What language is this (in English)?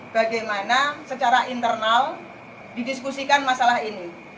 Indonesian